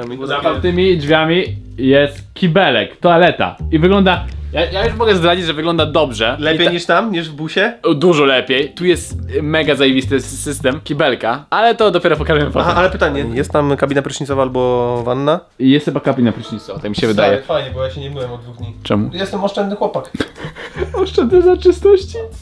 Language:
Polish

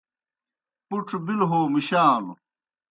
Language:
Kohistani Shina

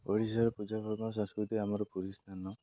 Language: Odia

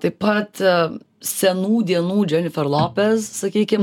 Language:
Lithuanian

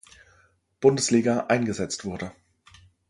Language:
German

